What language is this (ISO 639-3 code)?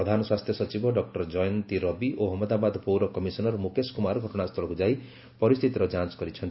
ori